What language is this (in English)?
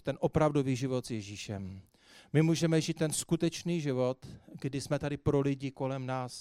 Czech